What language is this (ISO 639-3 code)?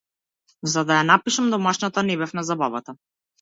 mkd